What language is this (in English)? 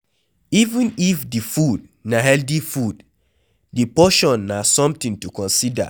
Nigerian Pidgin